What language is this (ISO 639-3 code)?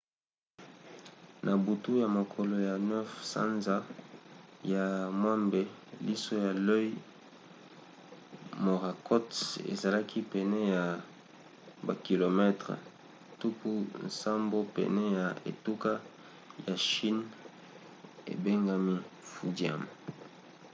lin